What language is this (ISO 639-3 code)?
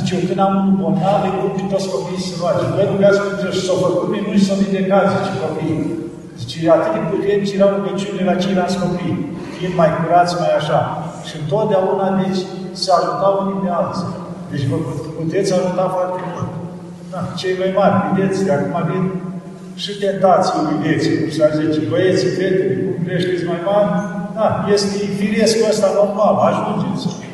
ron